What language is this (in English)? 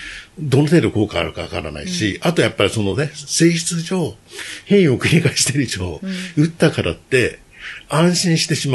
Japanese